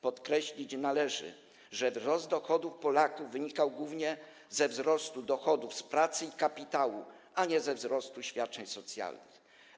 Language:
Polish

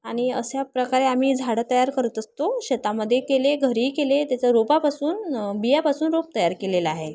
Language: Marathi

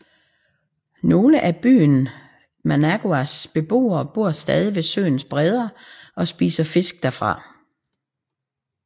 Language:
Danish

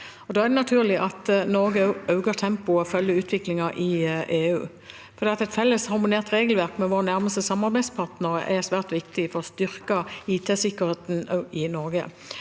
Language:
Norwegian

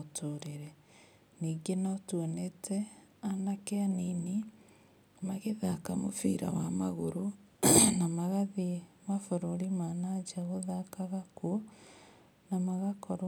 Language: Kikuyu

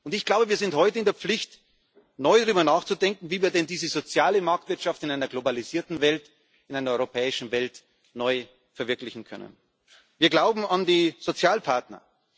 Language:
German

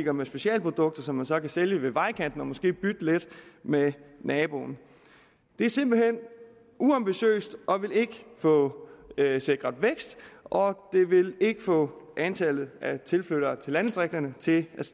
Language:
Danish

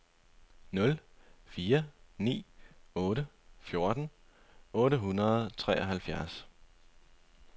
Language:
Danish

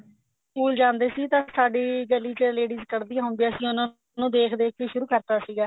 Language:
Punjabi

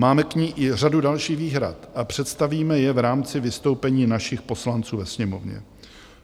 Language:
Czech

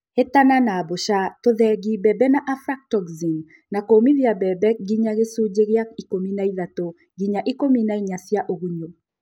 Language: Kikuyu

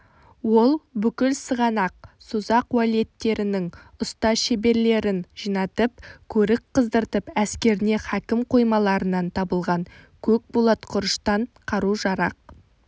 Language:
Kazakh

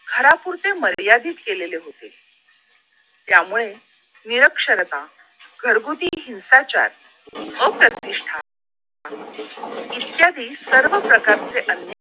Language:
Marathi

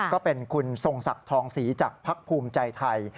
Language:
Thai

